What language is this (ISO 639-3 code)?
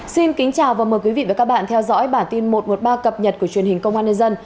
vie